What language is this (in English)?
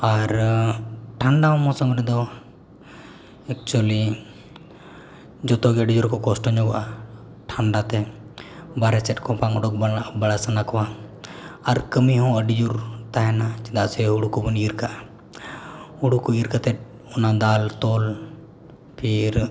Santali